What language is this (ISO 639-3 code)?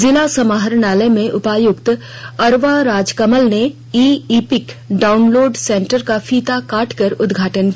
hin